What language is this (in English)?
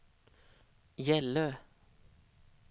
Swedish